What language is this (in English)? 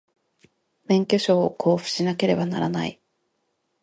Japanese